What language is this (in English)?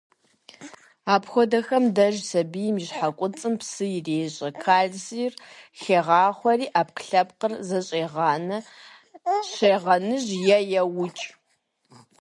Kabardian